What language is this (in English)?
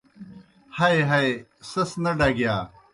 Kohistani Shina